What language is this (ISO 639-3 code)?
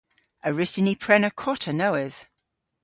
cor